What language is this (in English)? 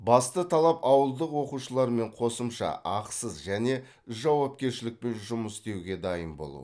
Kazakh